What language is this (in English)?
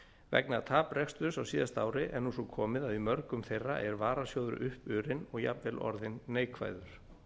Icelandic